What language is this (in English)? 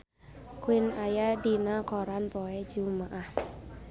Sundanese